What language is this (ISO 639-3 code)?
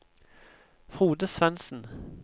nor